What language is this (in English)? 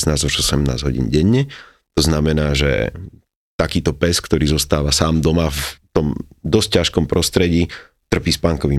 Slovak